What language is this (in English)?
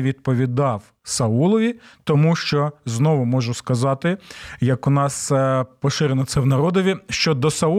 Ukrainian